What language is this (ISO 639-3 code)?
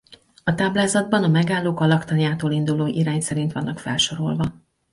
hun